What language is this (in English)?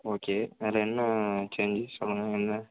Tamil